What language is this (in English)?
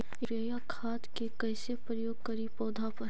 Magahi